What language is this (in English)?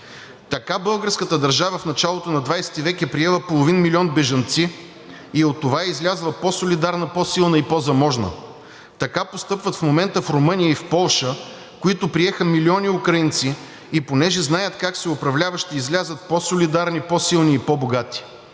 Bulgarian